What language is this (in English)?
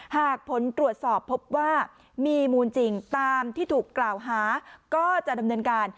Thai